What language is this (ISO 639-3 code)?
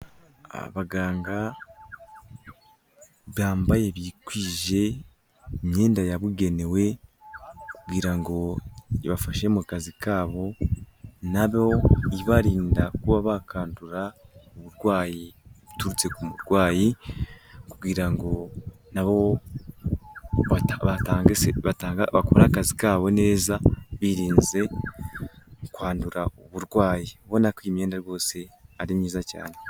kin